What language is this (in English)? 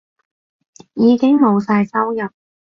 Cantonese